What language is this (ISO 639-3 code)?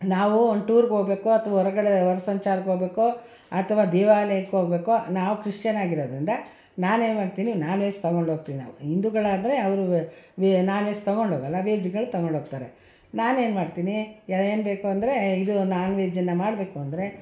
kan